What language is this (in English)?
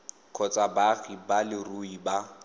Tswana